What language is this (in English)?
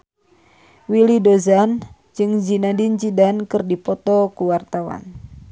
Sundanese